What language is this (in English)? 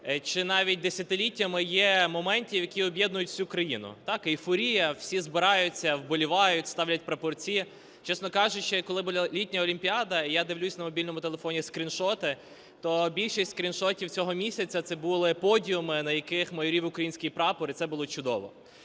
Ukrainian